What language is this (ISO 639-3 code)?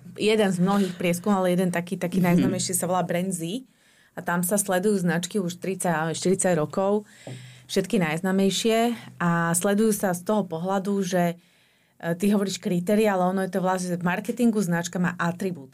slk